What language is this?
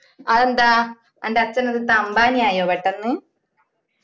Malayalam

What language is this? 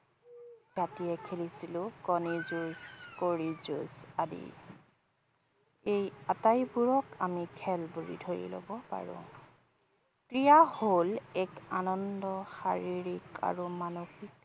Assamese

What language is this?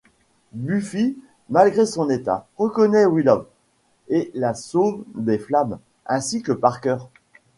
French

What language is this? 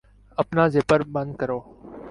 Urdu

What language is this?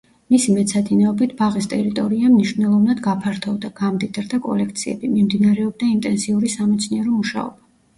Georgian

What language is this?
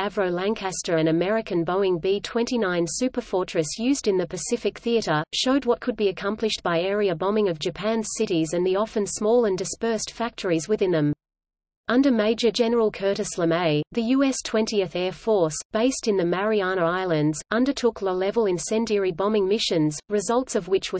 English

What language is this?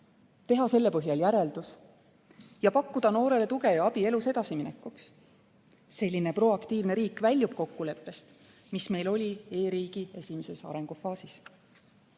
Estonian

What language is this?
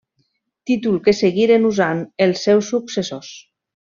Catalan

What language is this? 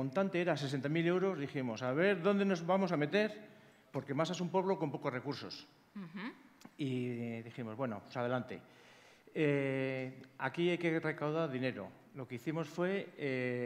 Spanish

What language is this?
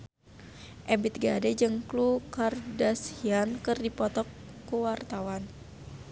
Sundanese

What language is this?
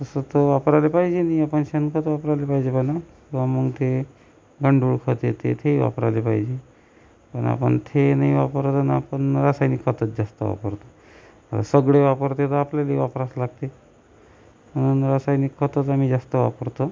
Marathi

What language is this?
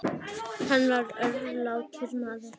Icelandic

